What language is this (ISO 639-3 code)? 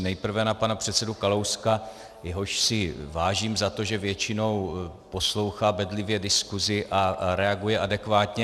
ces